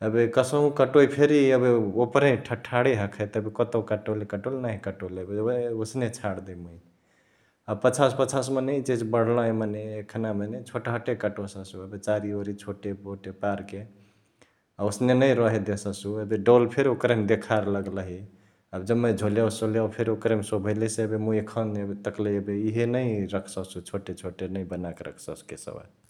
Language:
Chitwania Tharu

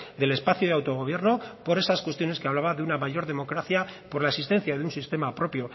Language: Spanish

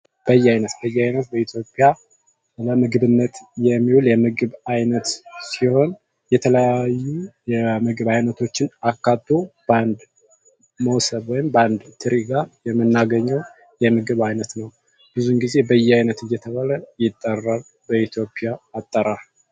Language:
Amharic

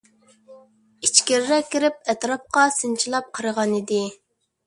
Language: Uyghur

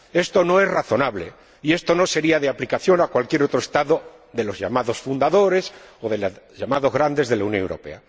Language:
Spanish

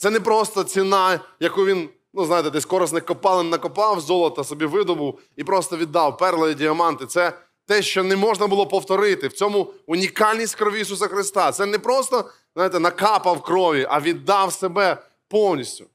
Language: Ukrainian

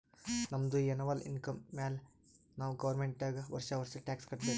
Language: Kannada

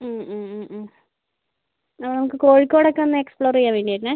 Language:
Malayalam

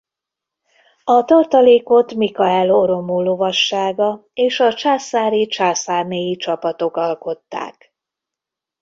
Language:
Hungarian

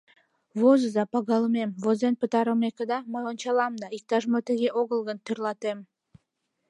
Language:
Mari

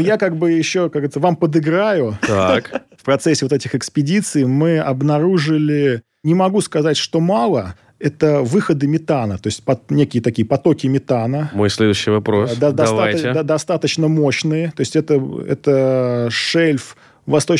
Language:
Russian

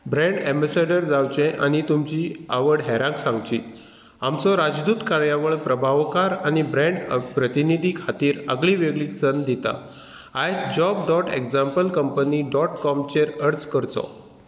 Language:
Konkani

